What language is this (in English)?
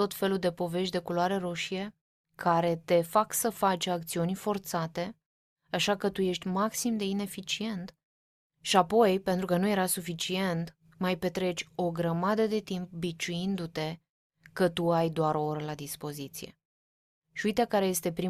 Romanian